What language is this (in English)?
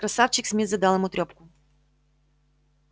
Russian